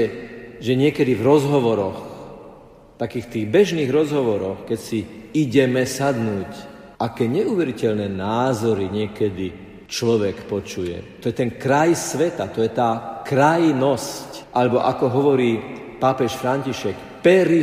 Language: Slovak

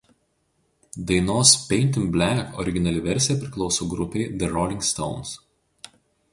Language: Lithuanian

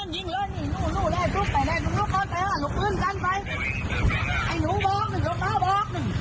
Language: Thai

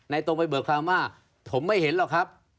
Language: Thai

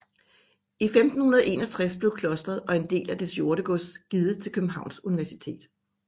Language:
Danish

